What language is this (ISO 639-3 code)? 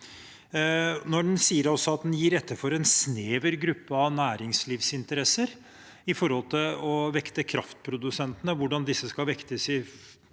nor